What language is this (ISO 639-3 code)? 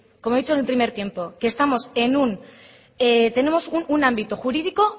spa